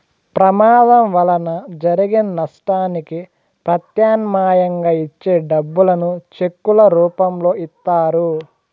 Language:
Telugu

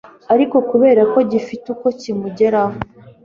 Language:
Kinyarwanda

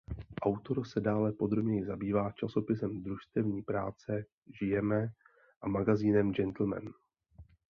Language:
Czech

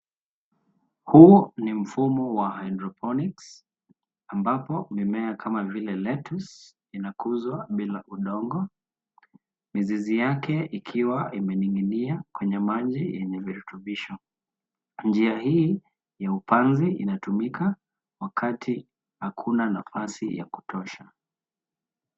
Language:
Swahili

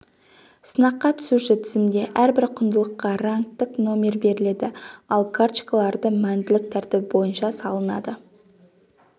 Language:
Kazakh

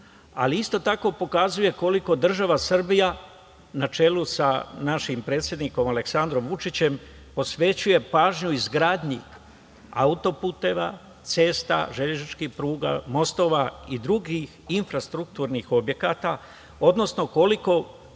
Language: Serbian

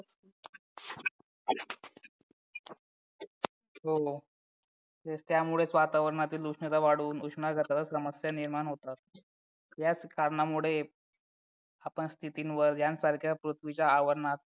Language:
Marathi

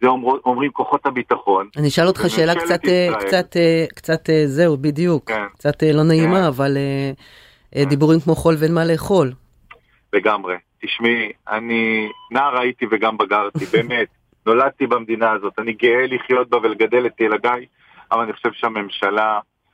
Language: Hebrew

